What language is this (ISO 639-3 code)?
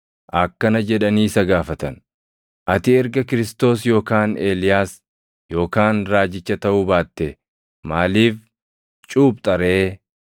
orm